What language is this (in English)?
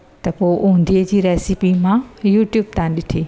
Sindhi